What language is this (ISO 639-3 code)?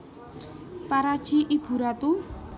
jav